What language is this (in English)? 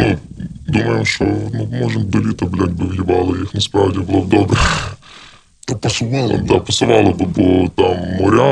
Ukrainian